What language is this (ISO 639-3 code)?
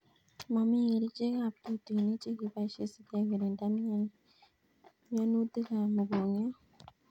kln